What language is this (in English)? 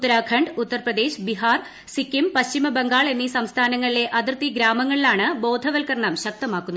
Malayalam